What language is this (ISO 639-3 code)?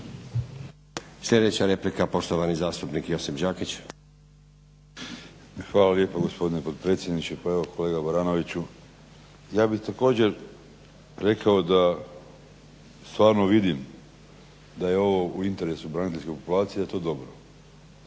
hrv